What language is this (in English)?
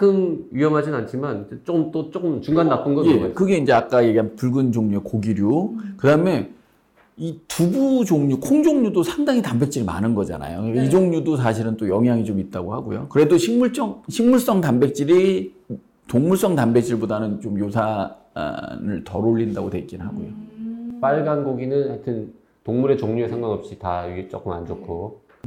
Korean